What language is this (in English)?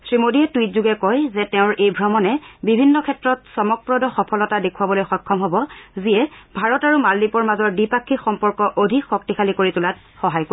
Assamese